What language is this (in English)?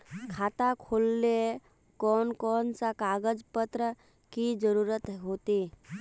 Magahi